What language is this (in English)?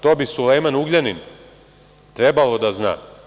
Serbian